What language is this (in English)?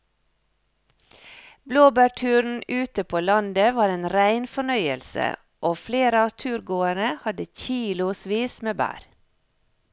Norwegian